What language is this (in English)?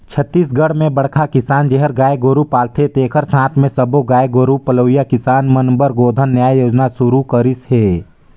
Chhattisgarhi